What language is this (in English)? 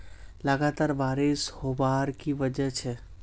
Magahi